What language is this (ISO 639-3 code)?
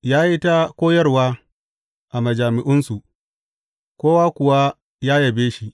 hau